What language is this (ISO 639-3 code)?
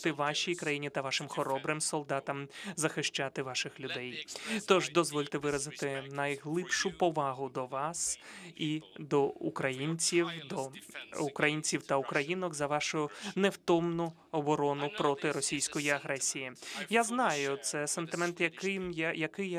ukr